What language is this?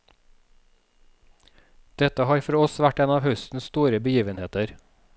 Norwegian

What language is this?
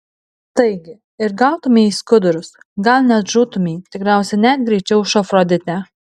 Lithuanian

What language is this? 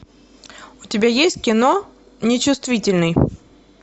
Russian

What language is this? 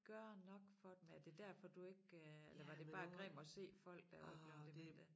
Danish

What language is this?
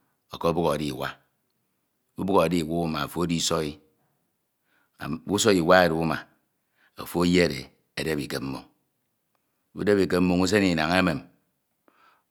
Ito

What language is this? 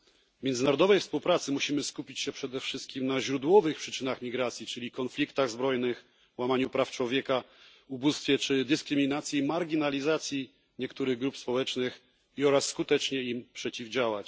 Polish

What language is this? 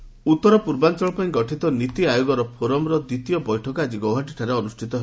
Odia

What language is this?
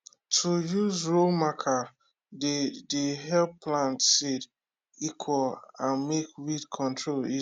Nigerian Pidgin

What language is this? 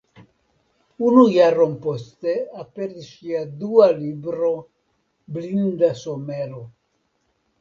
Esperanto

